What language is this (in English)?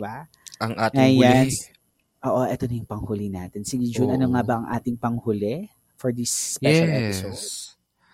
Filipino